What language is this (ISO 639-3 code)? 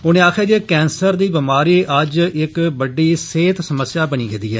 doi